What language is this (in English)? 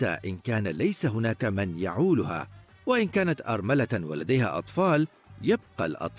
Arabic